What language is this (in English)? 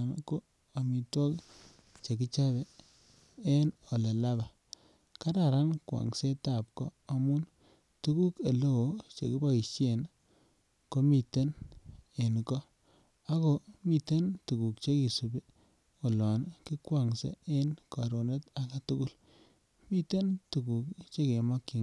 Kalenjin